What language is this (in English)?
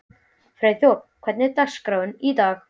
Icelandic